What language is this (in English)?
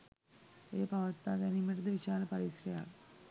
Sinhala